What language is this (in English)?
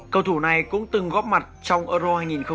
Vietnamese